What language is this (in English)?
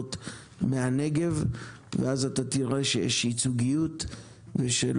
Hebrew